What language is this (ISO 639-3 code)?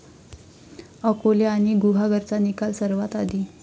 mar